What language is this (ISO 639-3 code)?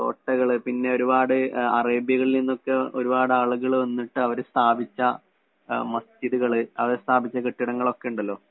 mal